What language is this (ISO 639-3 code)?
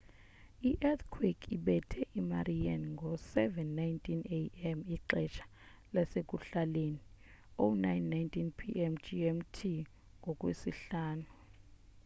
xho